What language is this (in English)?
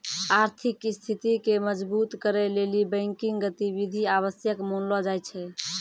Maithili